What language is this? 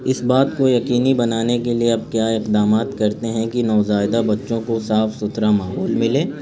Urdu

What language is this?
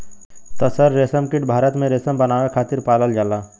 Bhojpuri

